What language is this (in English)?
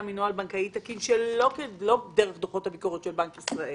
Hebrew